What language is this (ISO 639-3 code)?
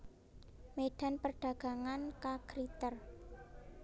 jav